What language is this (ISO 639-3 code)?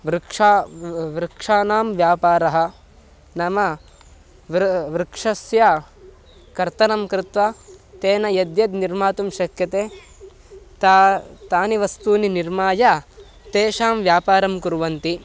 san